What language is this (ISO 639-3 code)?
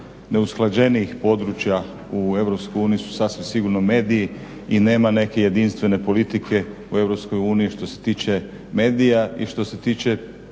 hrv